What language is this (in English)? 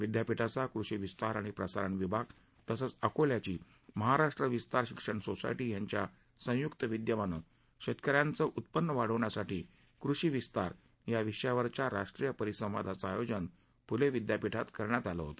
Marathi